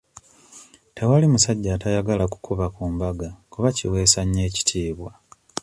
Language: Ganda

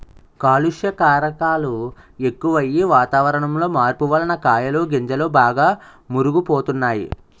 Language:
Telugu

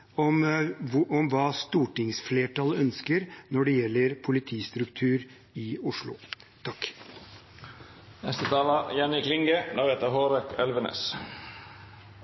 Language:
Norwegian Bokmål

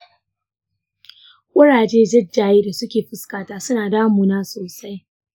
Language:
Hausa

